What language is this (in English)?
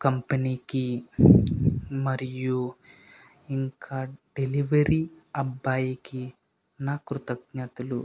Telugu